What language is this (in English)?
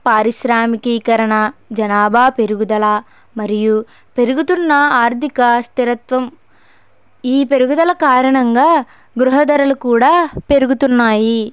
Telugu